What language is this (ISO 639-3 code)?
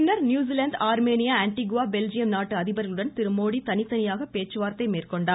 tam